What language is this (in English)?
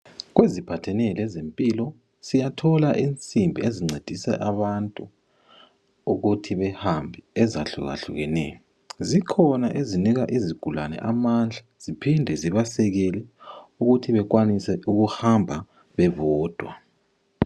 North Ndebele